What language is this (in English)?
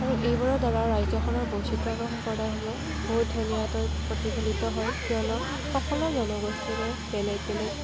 Assamese